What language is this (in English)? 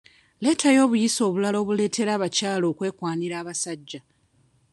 Ganda